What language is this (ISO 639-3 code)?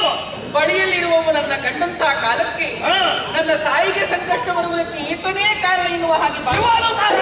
ara